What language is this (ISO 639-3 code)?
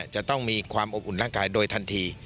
tha